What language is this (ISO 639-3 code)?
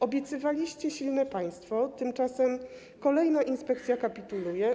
pol